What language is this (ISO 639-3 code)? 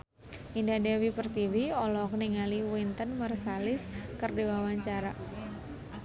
sun